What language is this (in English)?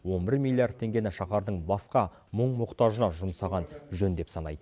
Kazakh